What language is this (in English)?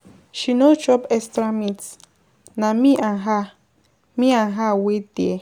Nigerian Pidgin